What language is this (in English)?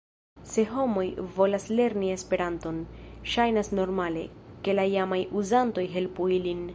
Esperanto